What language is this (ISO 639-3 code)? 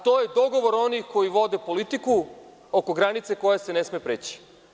srp